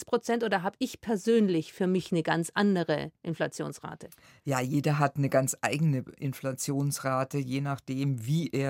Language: German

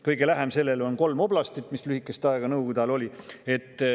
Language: Estonian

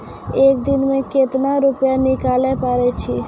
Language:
Maithili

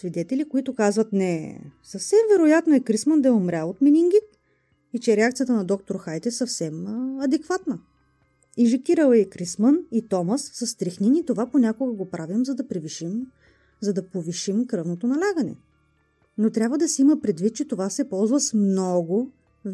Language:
Bulgarian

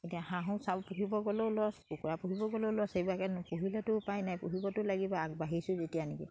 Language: Assamese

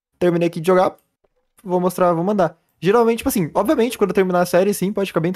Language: Portuguese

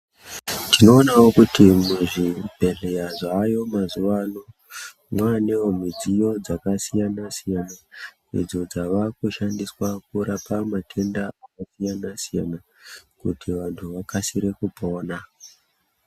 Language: Ndau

